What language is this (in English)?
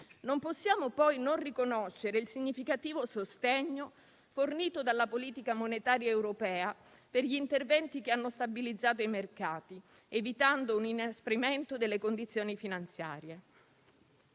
Italian